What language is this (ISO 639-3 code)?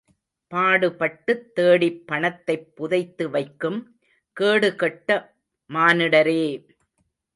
tam